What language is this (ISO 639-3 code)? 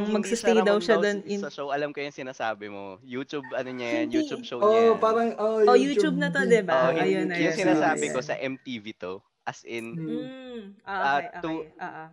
fil